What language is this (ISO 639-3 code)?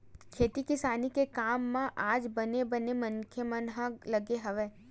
hne